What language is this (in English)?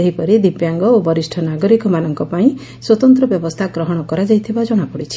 Odia